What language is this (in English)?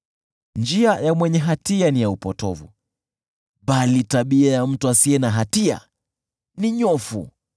Swahili